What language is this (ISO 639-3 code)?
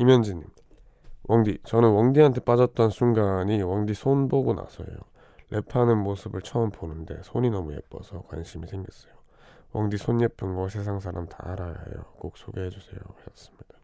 kor